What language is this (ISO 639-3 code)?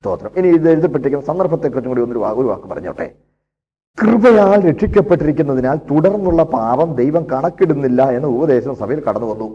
mal